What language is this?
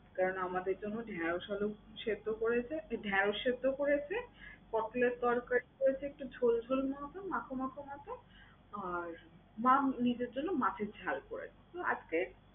Bangla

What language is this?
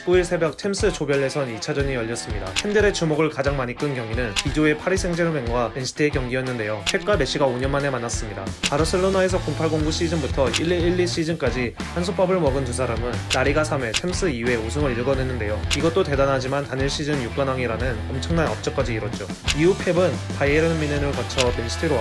Korean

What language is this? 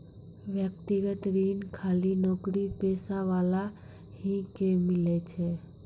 Maithili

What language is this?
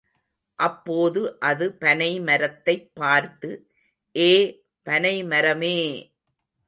Tamil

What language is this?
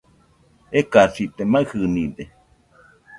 Nüpode Huitoto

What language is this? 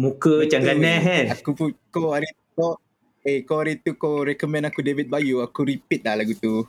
Malay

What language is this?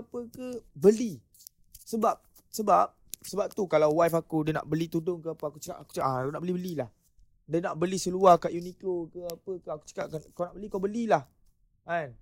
Malay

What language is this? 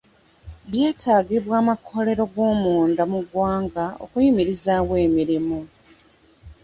Ganda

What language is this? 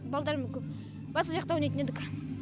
Kazakh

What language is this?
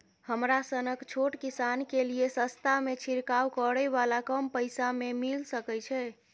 Maithili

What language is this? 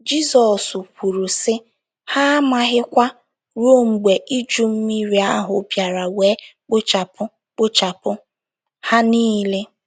Igbo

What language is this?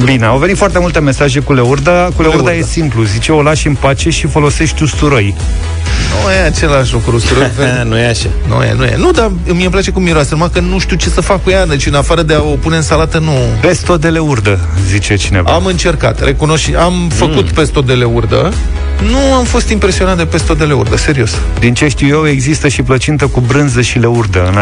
Romanian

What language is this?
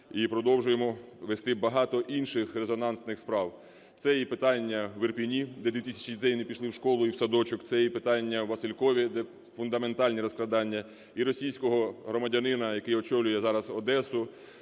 Ukrainian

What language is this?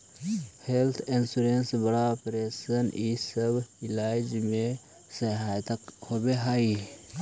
Magahi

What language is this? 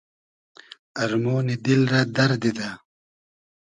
Hazaragi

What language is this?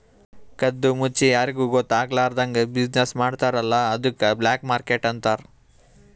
Kannada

